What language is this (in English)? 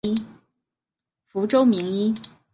Chinese